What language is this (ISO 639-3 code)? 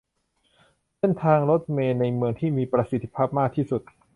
tha